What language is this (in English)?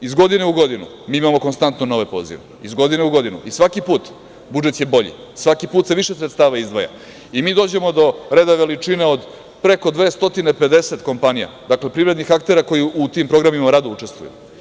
Serbian